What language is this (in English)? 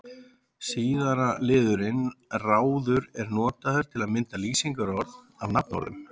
Icelandic